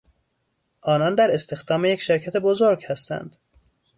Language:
Persian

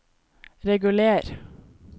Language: Norwegian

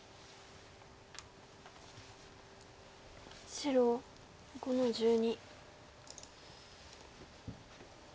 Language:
Japanese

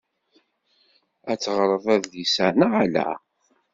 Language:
Kabyle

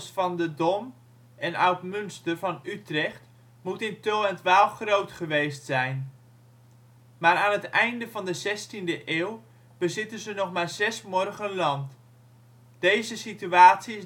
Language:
Dutch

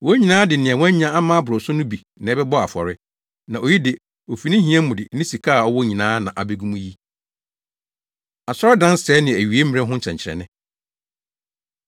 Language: Akan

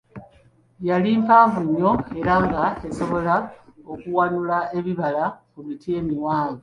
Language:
Ganda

